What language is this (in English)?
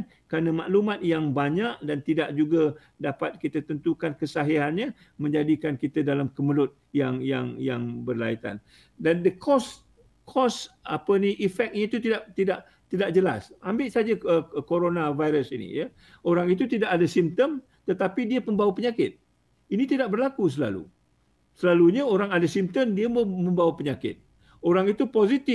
Malay